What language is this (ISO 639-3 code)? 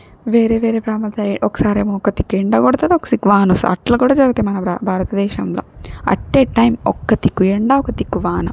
tel